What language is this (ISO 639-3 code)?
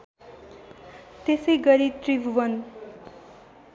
nep